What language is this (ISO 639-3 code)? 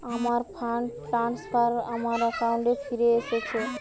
ben